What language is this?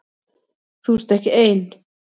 Icelandic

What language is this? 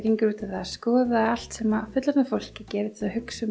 Icelandic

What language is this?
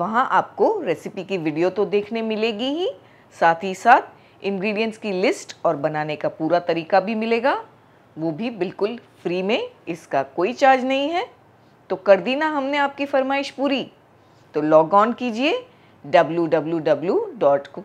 Hindi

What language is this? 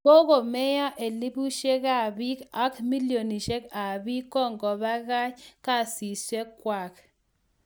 Kalenjin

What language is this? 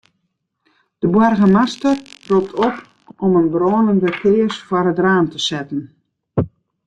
Western Frisian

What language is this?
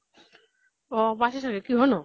Assamese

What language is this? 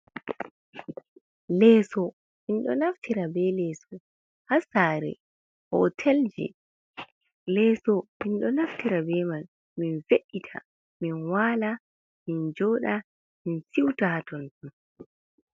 Fula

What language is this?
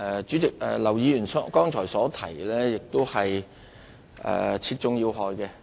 Cantonese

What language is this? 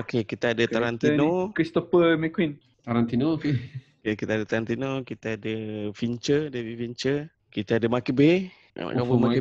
Malay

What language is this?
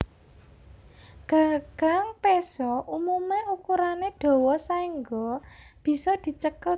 Javanese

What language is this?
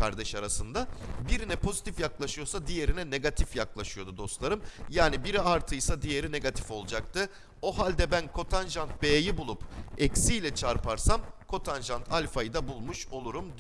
Turkish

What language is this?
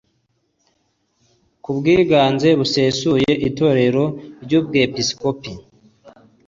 Kinyarwanda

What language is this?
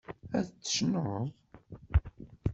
Kabyle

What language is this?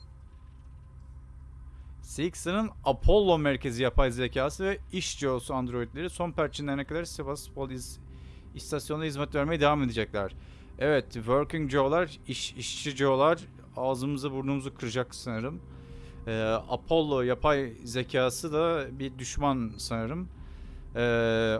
Turkish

